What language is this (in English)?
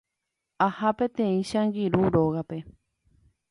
Guarani